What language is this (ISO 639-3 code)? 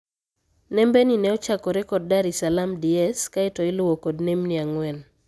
luo